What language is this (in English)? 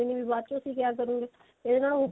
Punjabi